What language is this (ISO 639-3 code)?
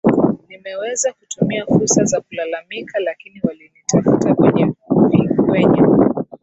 swa